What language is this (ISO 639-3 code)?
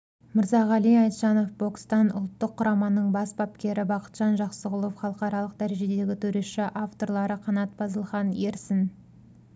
kaz